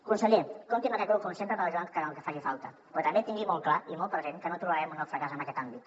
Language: Catalan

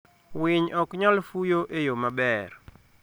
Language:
Luo (Kenya and Tanzania)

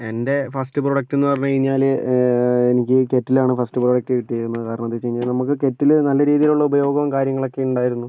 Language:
Malayalam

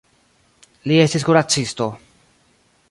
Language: Esperanto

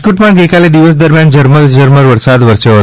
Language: Gujarati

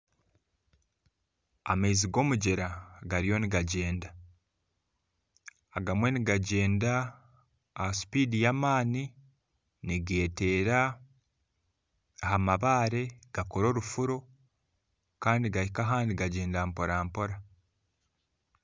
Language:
Nyankole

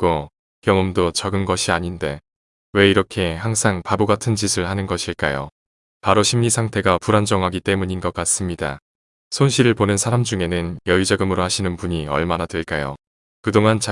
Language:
Korean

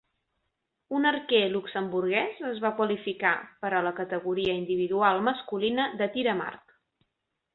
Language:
Catalan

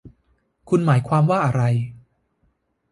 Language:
Thai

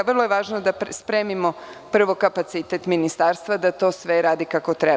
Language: Serbian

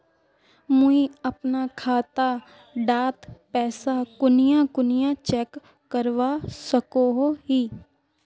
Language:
Magahi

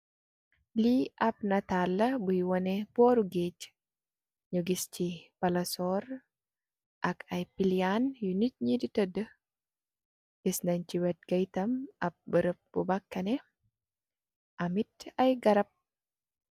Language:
Wolof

